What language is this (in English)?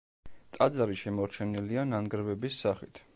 Georgian